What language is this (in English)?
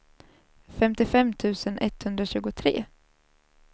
Swedish